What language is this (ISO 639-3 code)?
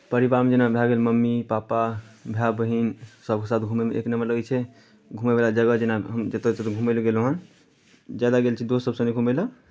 mai